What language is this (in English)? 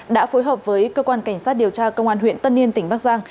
Vietnamese